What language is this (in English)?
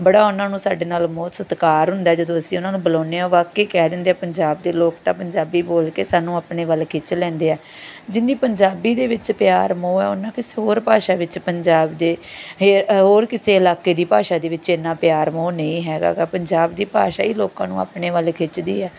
Punjabi